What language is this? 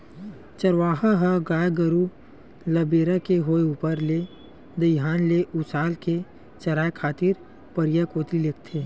Chhattisgarhi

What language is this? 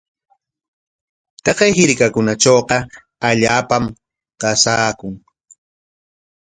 Corongo Ancash Quechua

